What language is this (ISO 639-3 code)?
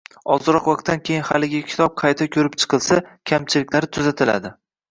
uzb